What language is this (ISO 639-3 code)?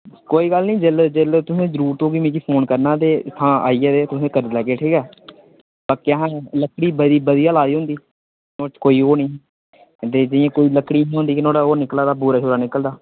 doi